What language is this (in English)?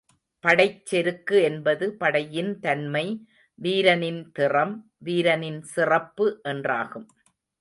Tamil